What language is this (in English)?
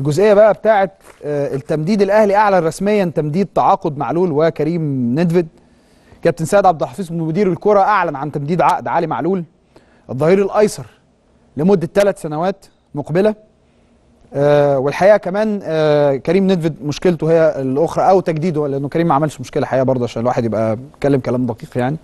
Arabic